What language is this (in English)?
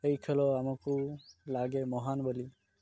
Odia